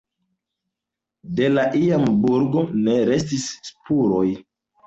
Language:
Esperanto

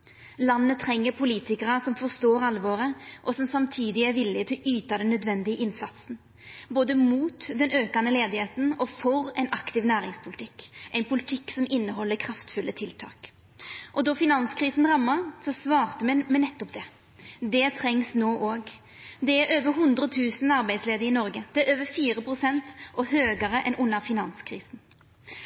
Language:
Norwegian Nynorsk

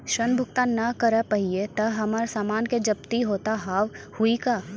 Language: Maithili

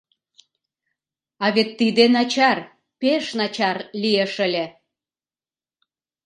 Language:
Mari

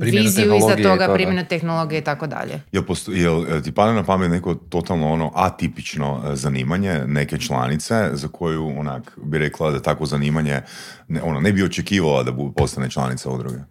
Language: Croatian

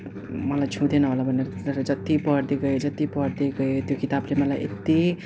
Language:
Nepali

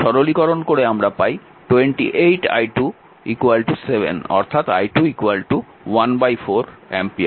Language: Bangla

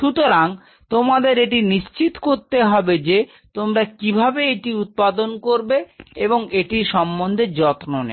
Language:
Bangla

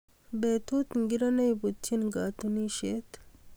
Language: Kalenjin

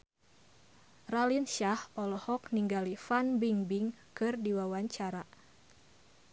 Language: Sundanese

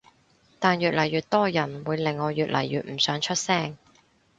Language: Cantonese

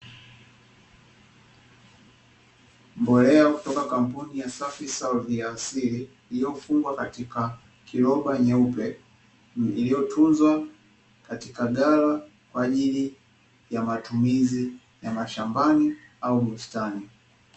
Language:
Swahili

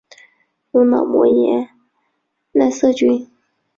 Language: Chinese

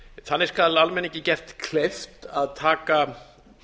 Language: Icelandic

